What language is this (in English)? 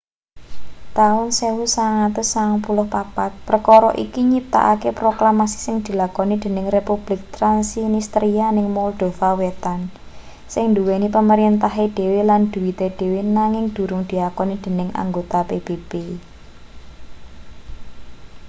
Javanese